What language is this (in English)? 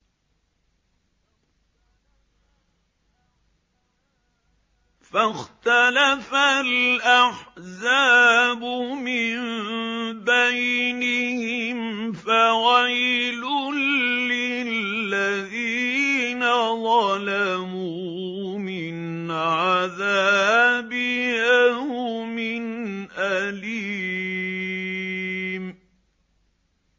Arabic